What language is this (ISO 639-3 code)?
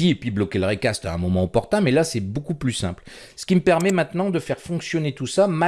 fra